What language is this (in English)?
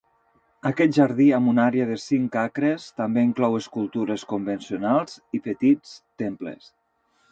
Catalan